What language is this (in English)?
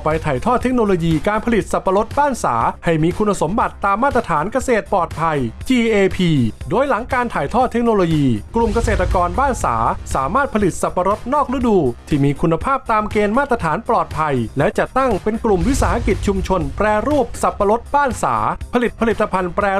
Thai